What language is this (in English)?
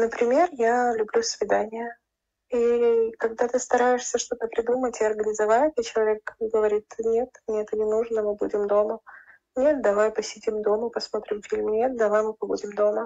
Russian